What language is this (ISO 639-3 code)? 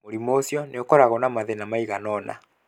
kik